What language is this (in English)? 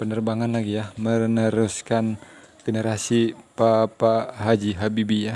Indonesian